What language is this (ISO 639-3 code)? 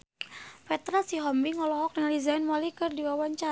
sun